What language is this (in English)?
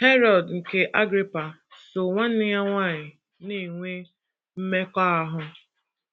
Igbo